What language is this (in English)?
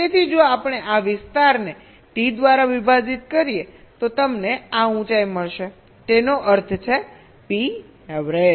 Gujarati